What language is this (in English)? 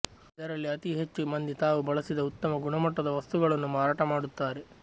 Kannada